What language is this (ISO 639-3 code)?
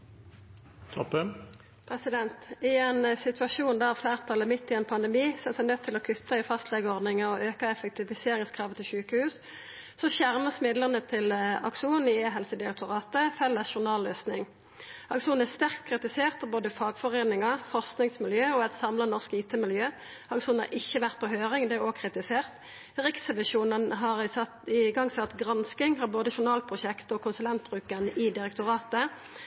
nno